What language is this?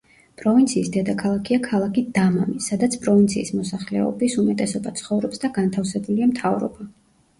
Georgian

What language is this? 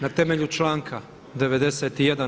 Croatian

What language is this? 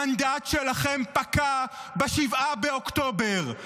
Hebrew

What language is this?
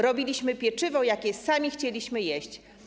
Polish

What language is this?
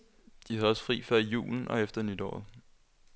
Danish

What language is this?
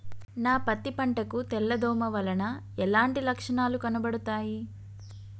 Telugu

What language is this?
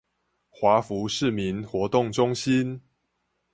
Chinese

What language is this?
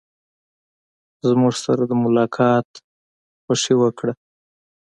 Pashto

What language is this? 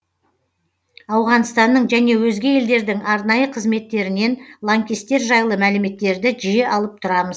Kazakh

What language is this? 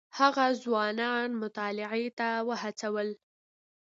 Pashto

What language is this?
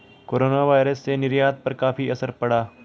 Hindi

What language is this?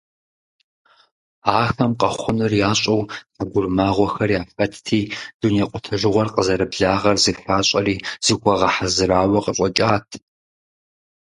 Kabardian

